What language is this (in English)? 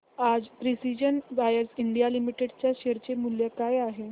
Marathi